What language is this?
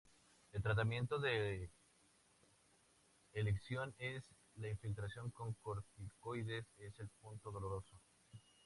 Spanish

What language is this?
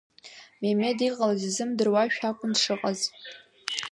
Abkhazian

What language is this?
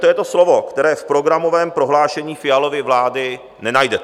Czech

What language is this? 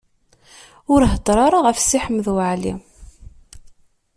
Kabyle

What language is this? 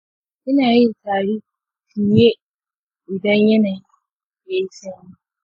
Hausa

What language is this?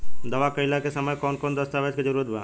Bhojpuri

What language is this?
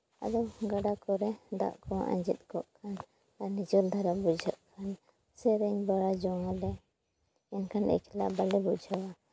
Santali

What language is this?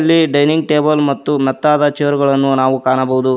Kannada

